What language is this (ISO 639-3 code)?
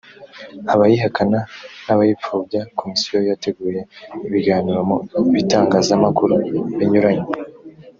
kin